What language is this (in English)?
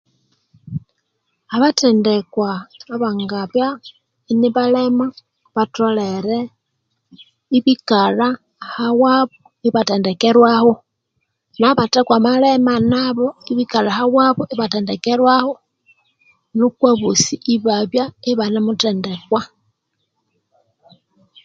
Konzo